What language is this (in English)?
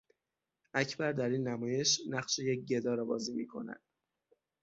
Persian